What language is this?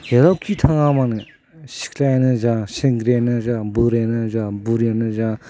Bodo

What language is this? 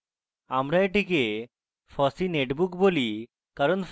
Bangla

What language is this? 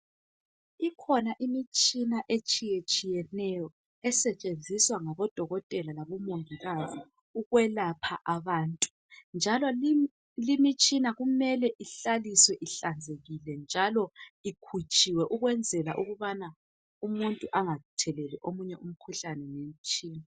North Ndebele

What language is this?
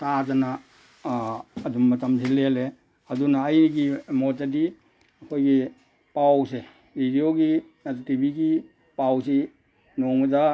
Manipuri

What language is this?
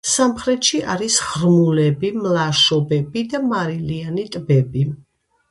Georgian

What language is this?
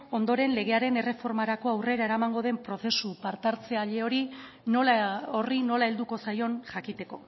Basque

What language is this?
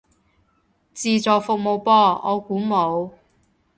Cantonese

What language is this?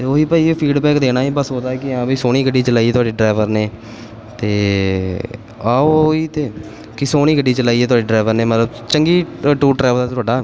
Punjabi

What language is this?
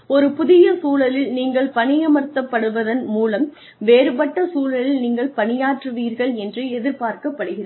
Tamil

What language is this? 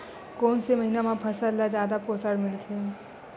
Chhattisgarhi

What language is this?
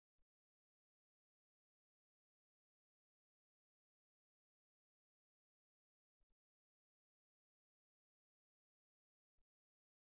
Telugu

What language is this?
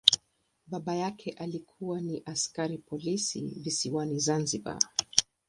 Swahili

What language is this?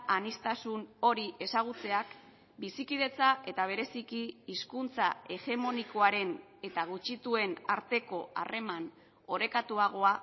Basque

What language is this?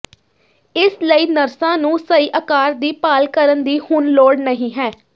Punjabi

